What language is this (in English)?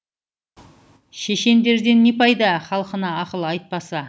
Kazakh